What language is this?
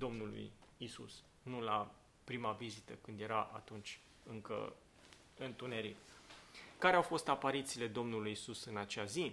Romanian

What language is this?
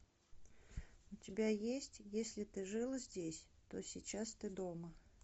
Russian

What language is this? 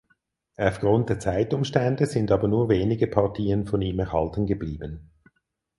German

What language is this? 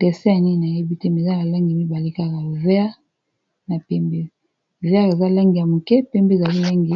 Lingala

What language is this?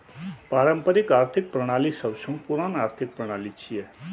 Maithili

